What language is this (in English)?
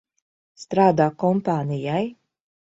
Latvian